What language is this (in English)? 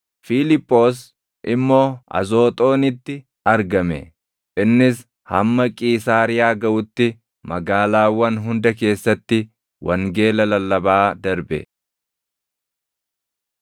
Oromo